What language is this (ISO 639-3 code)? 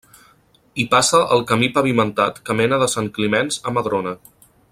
cat